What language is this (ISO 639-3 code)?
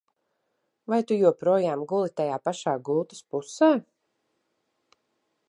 lav